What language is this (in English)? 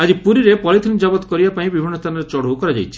Odia